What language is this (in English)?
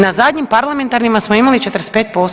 Croatian